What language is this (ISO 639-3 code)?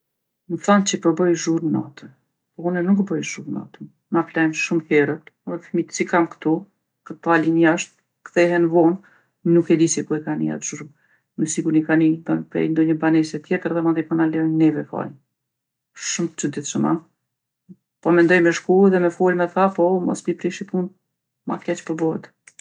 aln